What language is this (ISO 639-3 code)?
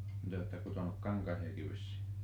fin